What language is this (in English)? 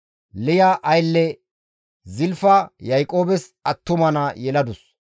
Gamo